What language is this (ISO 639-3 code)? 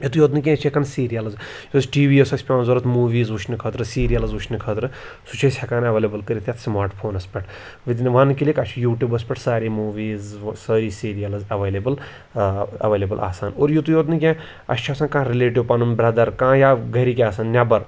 kas